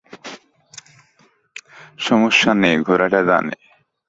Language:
Bangla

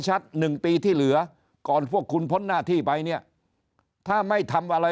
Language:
Thai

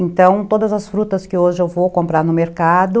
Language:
Portuguese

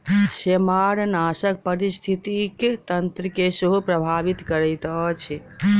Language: Maithili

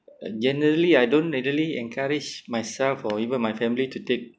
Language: English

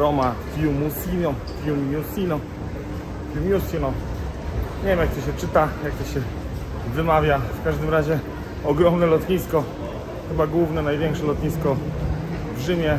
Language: Polish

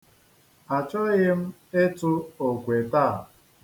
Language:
Igbo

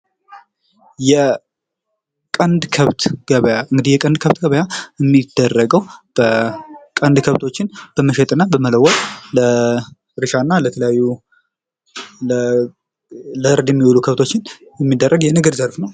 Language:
Amharic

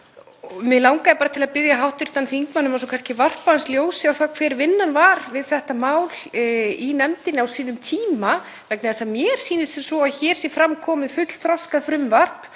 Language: Icelandic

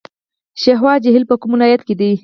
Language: Pashto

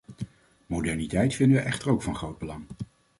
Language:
Dutch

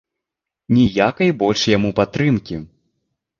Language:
Belarusian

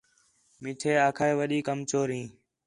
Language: Khetrani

